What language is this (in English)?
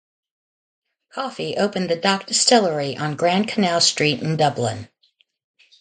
English